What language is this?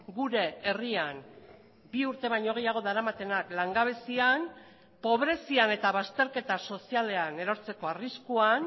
Basque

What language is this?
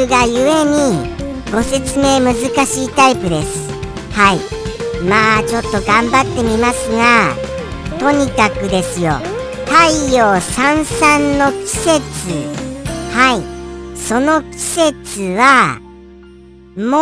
Japanese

